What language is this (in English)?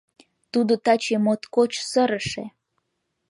Mari